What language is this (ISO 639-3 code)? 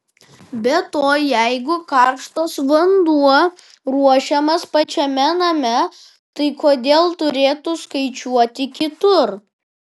lit